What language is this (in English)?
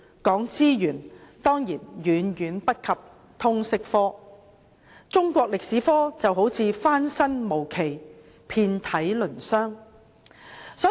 Cantonese